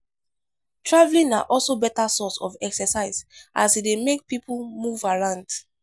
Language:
Nigerian Pidgin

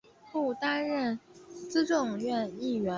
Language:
Chinese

